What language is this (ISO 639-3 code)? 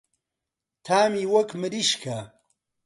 ckb